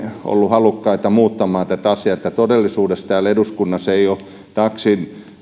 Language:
Finnish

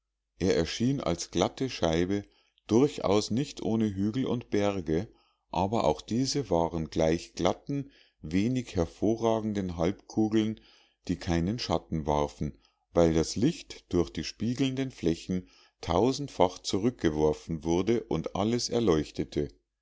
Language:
German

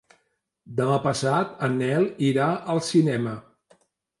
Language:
Catalan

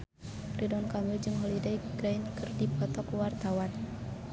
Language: Sundanese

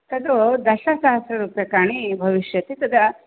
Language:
Sanskrit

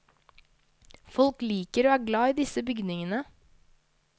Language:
Norwegian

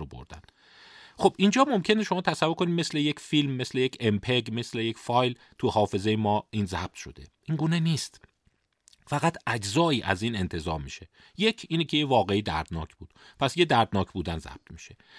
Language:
Persian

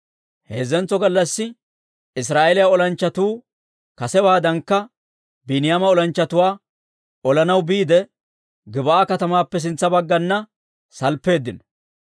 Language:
Dawro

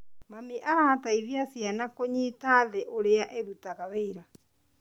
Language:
Kikuyu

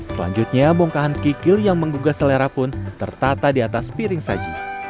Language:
Indonesian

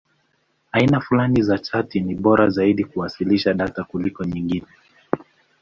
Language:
Swahili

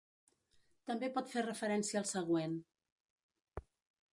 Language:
Catalan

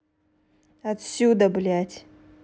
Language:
Russian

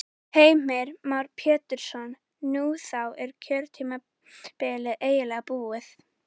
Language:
Icelandic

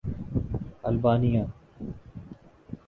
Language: Urdu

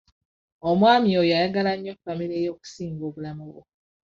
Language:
Ganda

